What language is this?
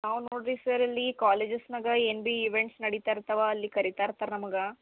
Kannada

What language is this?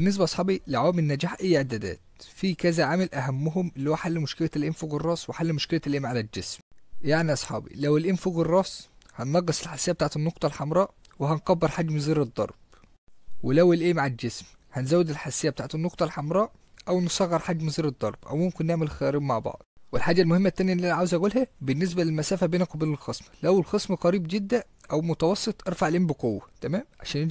Arabic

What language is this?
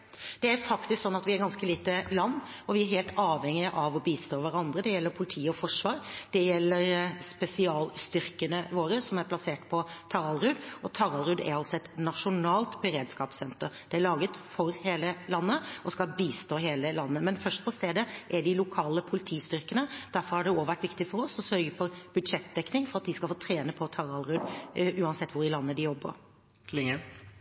Norwegian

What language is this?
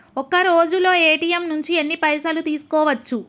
Telugu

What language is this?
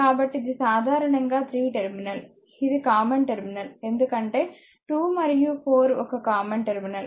Telugu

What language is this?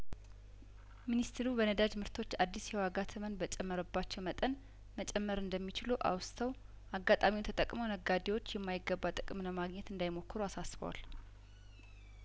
Amharic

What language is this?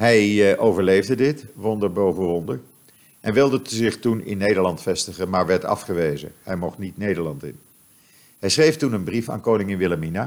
Dutch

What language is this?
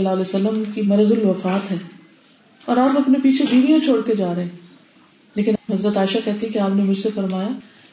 Urdu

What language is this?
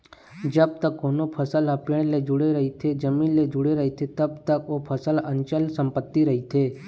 Chhattisgarhi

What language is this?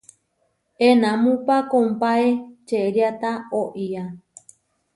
Huarijio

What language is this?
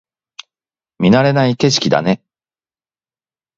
Japanese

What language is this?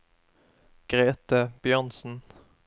Norwegian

